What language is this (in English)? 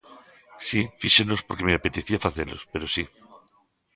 Galician